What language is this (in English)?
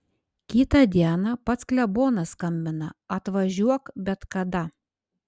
Lithuanian